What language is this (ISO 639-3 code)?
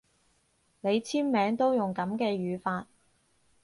yue